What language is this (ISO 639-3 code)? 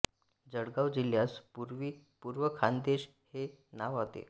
mar